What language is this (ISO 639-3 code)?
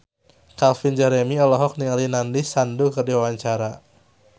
sun